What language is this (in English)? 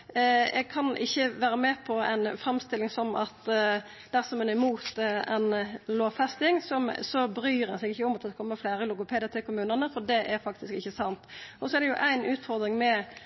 Norwegian Nynorsk